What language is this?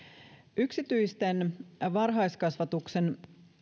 Finnish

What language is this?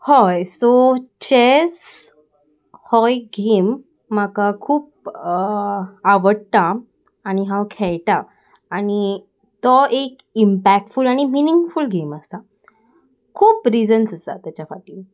Konkani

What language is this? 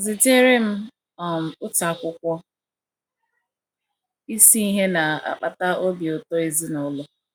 Igbo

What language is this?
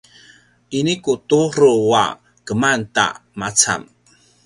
Paiwan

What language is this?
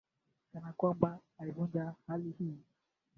Swahili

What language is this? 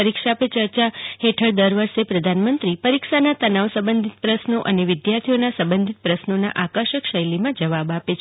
Gujarati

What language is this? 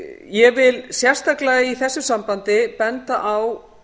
Icelandic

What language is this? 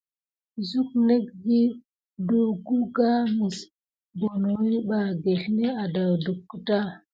Gidar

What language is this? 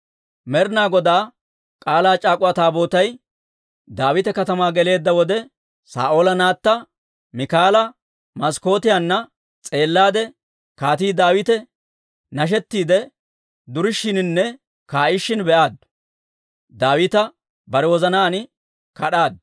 Dawro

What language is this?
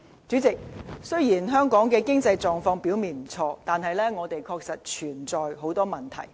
Cantonese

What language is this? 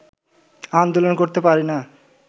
Bangla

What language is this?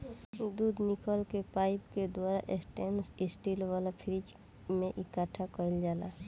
Bhojpuri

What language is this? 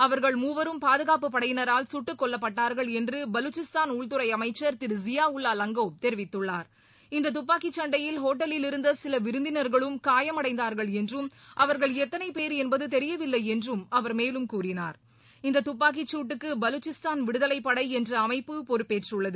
Tamil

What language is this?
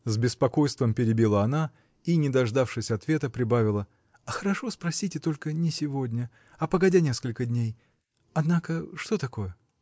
Russian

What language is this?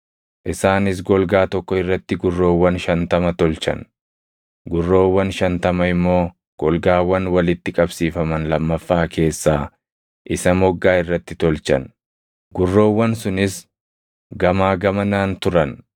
Oromo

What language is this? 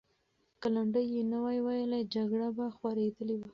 Pashto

